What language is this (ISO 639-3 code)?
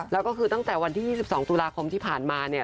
tha